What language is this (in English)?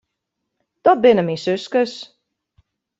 Western Frisian